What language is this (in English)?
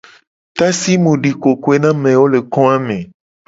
Gen